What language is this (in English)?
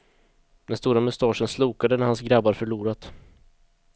Swedish